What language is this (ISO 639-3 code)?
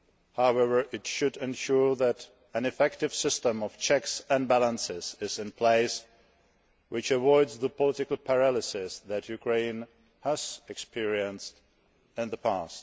eng